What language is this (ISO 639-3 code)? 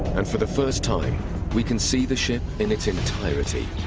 eng